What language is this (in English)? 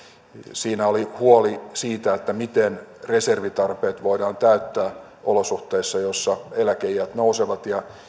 Finnish